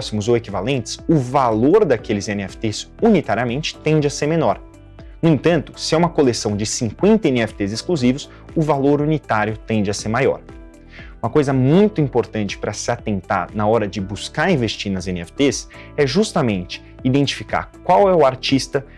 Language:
Portuguese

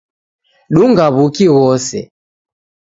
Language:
Taita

